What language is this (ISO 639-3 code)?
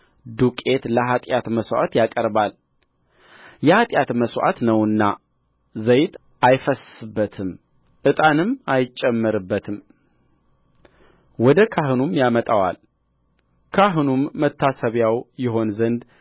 amh